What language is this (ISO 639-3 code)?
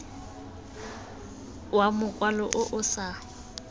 tsn